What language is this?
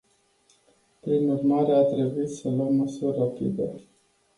Romanian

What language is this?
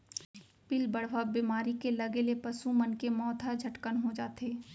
Chhattisgarhi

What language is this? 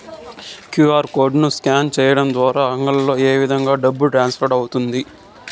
Telugu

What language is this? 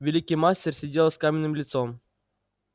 Russian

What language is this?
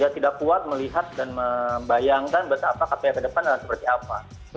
Indonesian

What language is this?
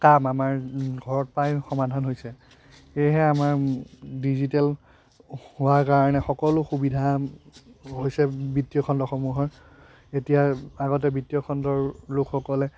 Assamese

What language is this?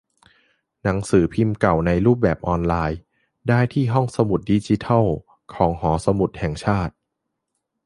Thai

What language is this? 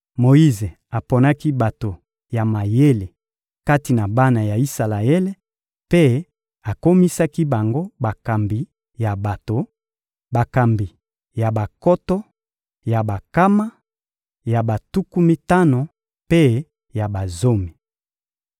Lingala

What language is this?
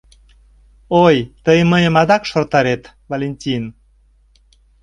Mari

